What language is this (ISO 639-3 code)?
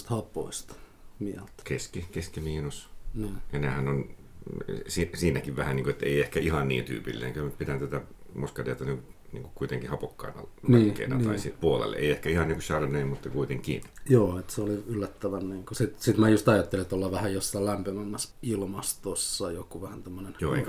fin